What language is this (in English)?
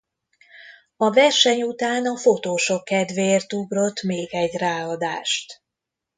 Hungarian